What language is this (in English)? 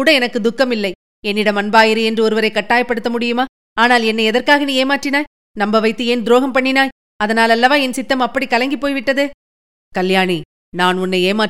Tamil